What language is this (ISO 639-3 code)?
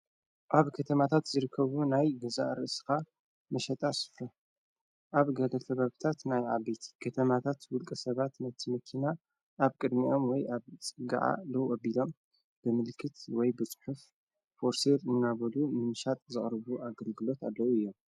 tir